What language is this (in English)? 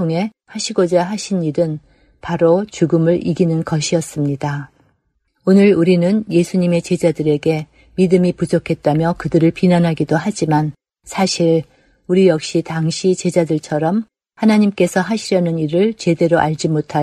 Korean